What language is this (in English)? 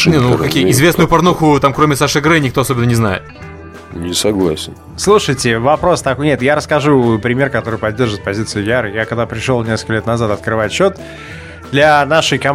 Russian